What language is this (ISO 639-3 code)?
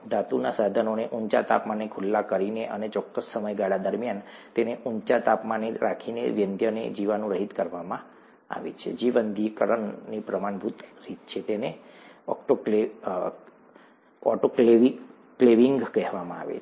guj